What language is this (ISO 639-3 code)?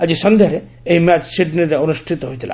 ori